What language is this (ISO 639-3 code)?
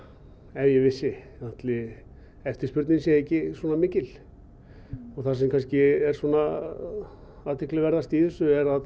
isl